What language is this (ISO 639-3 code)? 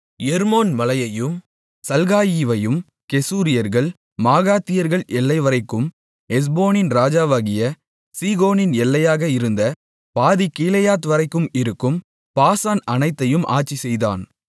tam